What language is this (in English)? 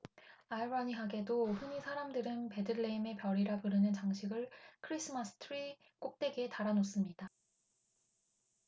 Korean